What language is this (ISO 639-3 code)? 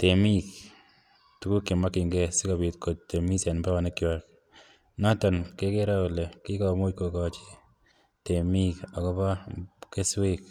kln